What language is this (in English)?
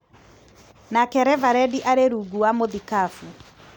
Kikuyu